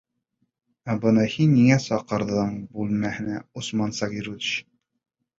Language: Bashkir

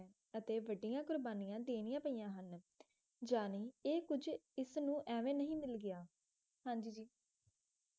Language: Punjabi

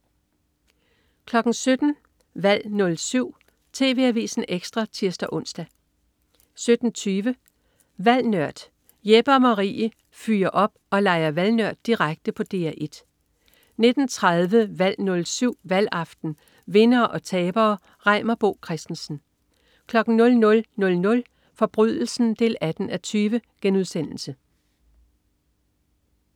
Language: Danish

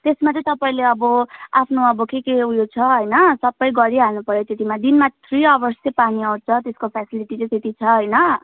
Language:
Nepali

